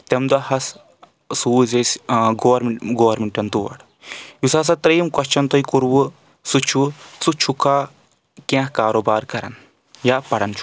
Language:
Kashmiri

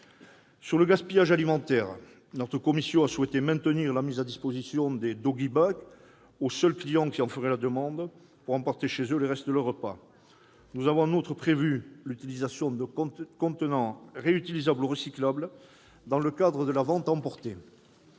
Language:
French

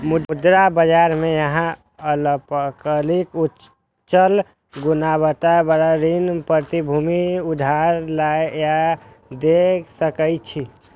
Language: Maithili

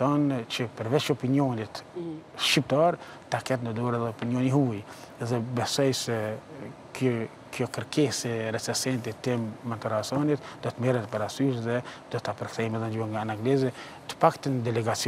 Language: Romanian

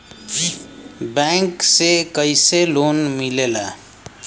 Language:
Bhojpuri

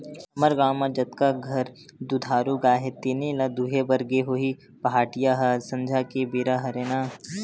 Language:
Chhattisgarhi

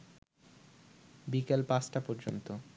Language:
Bangla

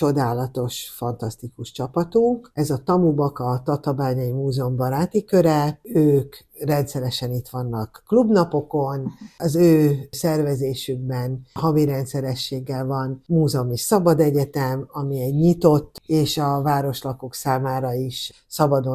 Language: Hungarian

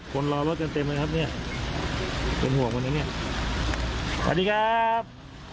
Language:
Thai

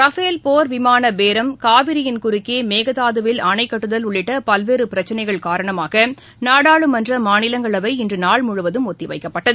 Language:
Tamil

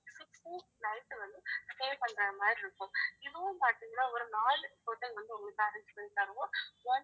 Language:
Tamil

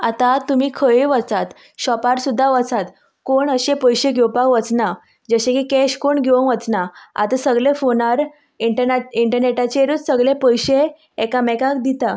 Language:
Konkani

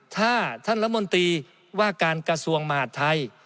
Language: Thai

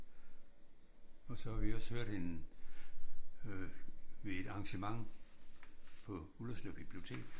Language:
Danish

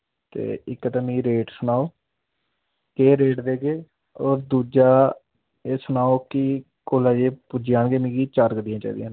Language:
Dogri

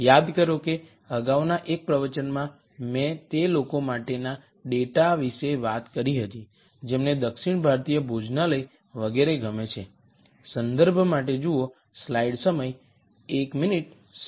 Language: Gujarati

